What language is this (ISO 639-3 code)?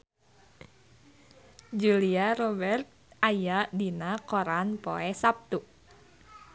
sun